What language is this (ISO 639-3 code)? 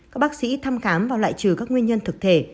vie